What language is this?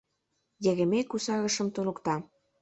Mari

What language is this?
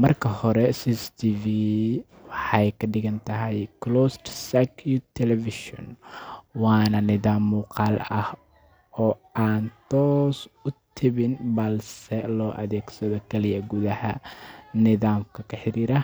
Somali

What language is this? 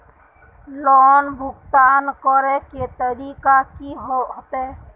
Magahi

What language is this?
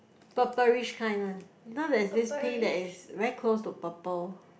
English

